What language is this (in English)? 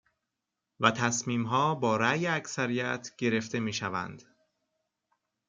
Persian